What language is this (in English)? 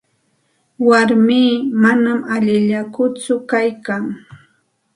Santa Ana de Tusi Pasco Quechua